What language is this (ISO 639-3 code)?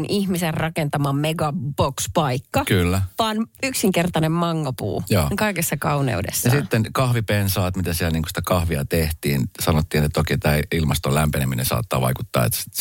fin